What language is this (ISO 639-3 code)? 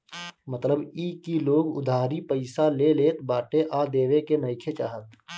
bho